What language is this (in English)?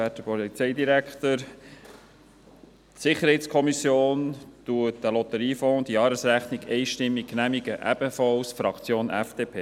Swiss German